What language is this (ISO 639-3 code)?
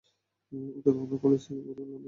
ben